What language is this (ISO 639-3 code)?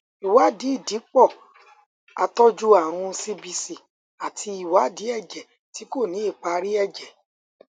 yor